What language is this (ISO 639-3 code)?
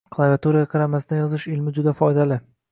uzb